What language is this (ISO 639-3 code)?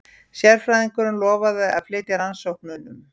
isl